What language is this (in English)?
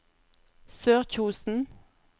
Norwegian